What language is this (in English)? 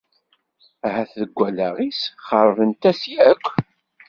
Kabyle